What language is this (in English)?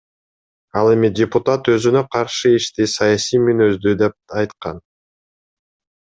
Kyrgyz